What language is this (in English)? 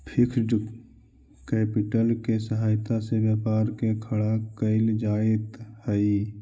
Magahi